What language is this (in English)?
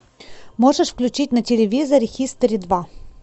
Russian